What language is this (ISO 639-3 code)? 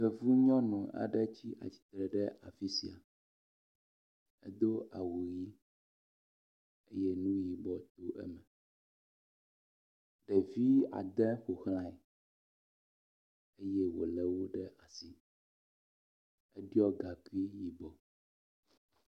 ewe